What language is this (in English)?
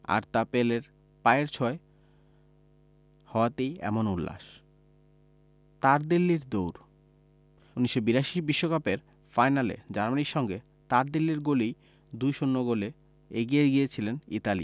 Bangla